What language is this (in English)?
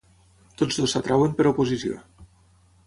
Catalan